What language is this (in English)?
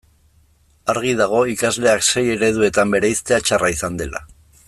Basque